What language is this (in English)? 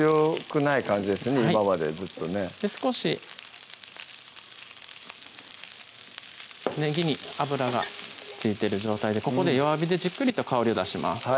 Japanese